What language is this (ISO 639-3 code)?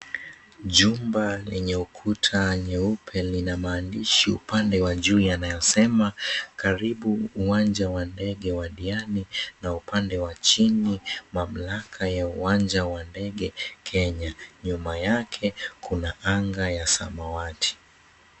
swa